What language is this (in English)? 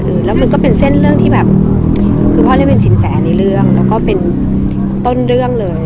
Thai